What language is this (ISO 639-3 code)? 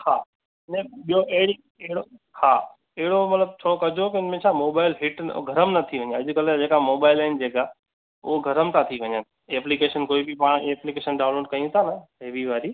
snd